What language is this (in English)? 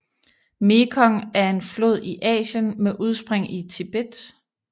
Danish